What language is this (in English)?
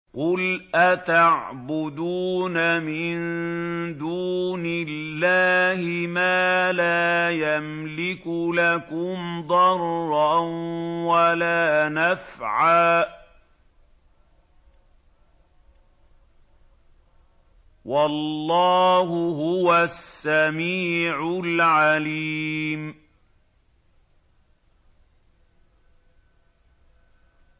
Arabic